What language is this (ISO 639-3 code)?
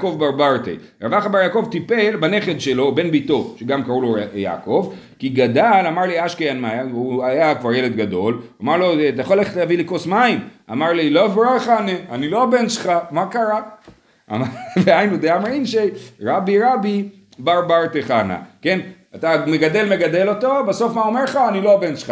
heb